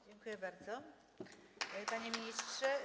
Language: Polish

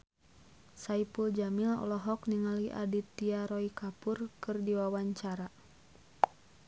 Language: Sundanese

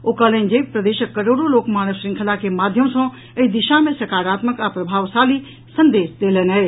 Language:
Maithili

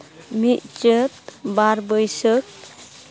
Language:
Santali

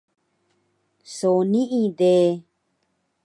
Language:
Taroko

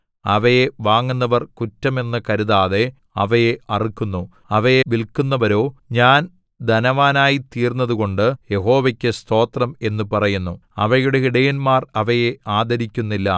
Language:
Malayalam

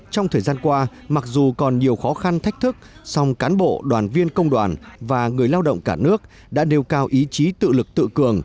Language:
Vietnamese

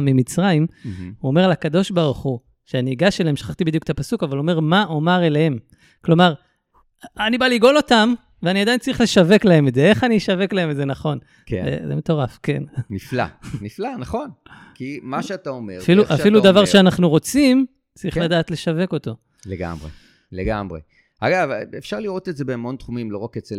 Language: Hebrew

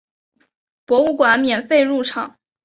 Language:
Chinese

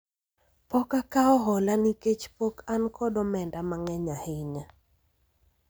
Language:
Luo (Kenya and Tanzania)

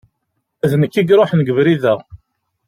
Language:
Kabyle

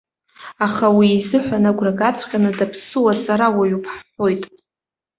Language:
Abkhazian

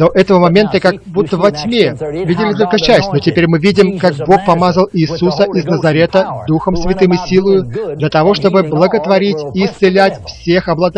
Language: Russian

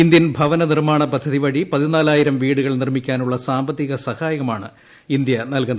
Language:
Malayalam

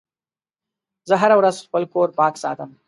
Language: Pashto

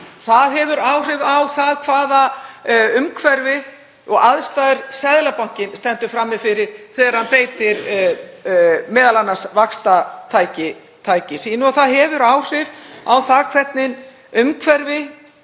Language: Icelandic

